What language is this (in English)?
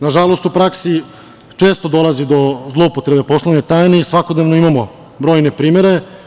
Serbian